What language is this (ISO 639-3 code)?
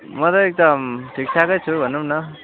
nep